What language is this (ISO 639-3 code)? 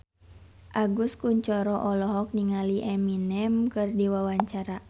sun